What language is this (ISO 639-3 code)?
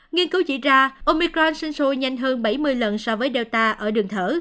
vie